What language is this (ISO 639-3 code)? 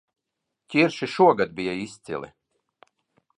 lav